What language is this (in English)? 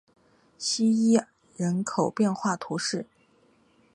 Chinese